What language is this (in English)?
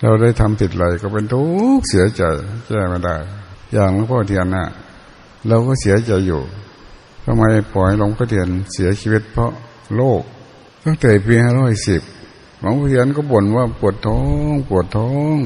Thai